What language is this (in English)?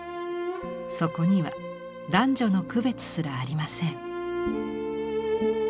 Japanese